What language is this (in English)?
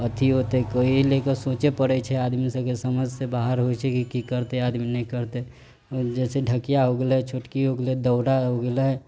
Maithili